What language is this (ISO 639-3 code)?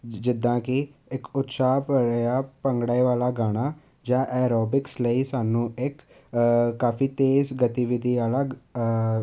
pan